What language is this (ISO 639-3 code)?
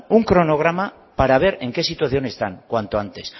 spa